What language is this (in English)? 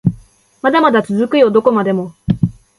Japanese